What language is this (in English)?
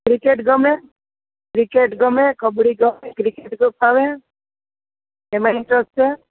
Gujarati